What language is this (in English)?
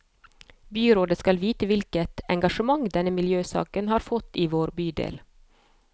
Norwegian